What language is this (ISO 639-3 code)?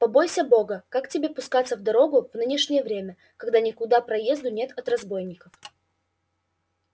rus